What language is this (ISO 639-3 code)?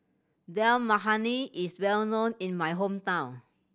eng